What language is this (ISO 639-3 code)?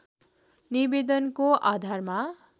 nep